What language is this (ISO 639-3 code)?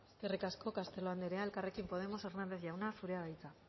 eus